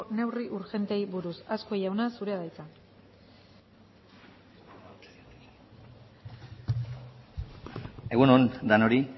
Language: Basque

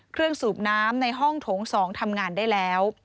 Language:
Thai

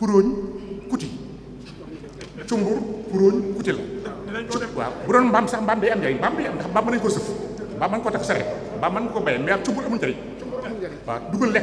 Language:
French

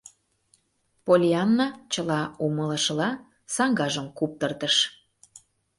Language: Mari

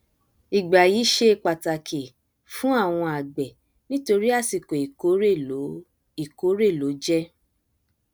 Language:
Yoruba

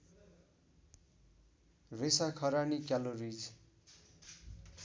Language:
Nepali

